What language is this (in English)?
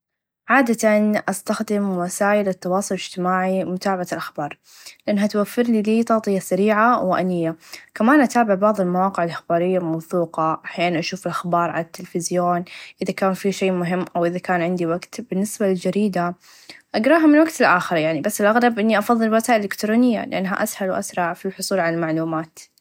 Najdi Arabic